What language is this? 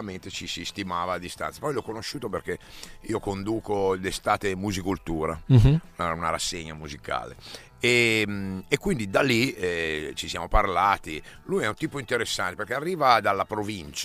Italian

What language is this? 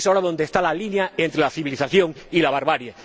Spanish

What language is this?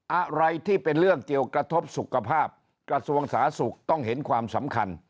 Thai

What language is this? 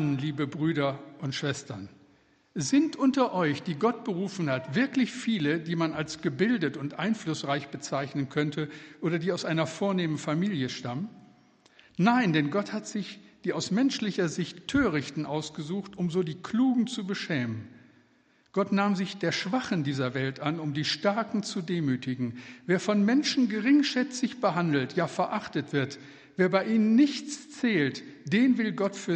German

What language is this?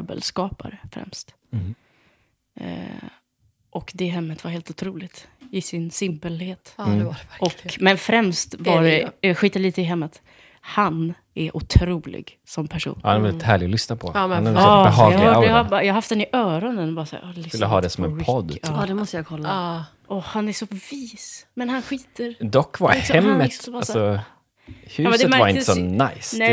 Swedish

